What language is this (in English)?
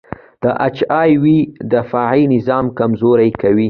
Pashto